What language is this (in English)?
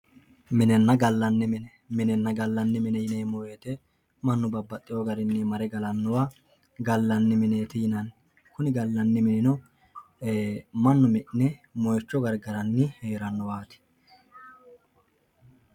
Sidamo